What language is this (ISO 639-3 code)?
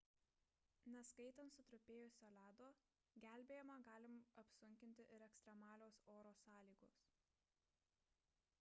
lit